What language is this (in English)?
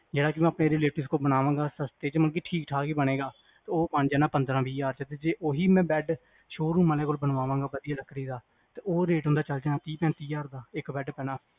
Punjabi